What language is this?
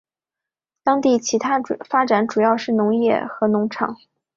Chinese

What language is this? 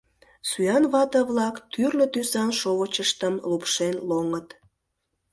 Mari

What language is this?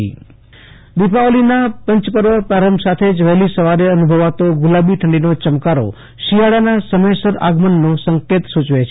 Gujarati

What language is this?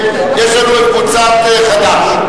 Hebrew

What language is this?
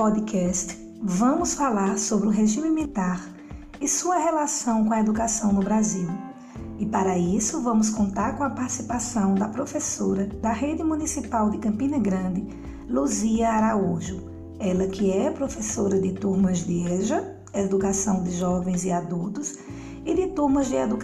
Portuguese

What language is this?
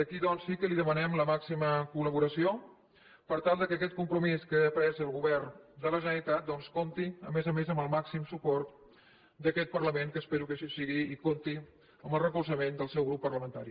Catalan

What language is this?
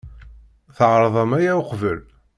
Kabyle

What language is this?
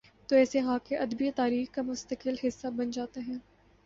Urdu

